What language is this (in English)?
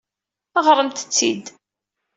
Kabyle